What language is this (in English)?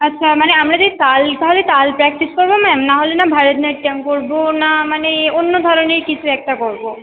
Bangla